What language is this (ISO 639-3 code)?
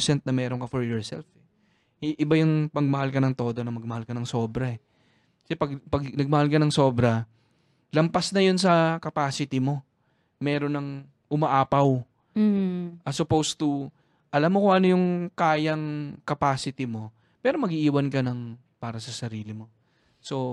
fil